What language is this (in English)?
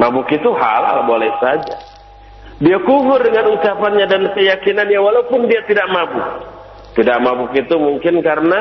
Indonesian